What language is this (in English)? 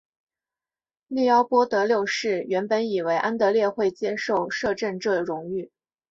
Chinese